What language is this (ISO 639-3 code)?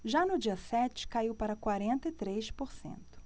por